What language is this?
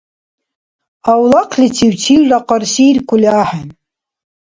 Dargwa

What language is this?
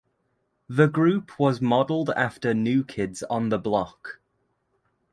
English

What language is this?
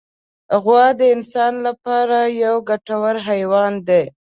Pashto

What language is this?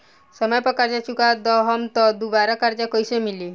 Bhojpuri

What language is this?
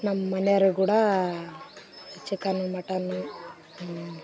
Kannada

